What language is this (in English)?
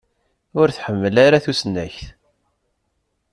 Kabyle